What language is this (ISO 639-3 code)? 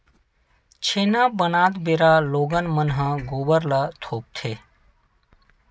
hne